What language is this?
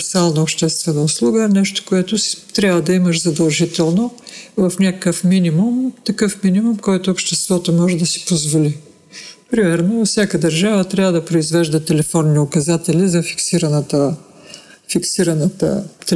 Bulgarian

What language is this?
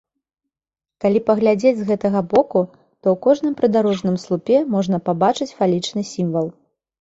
Belarusian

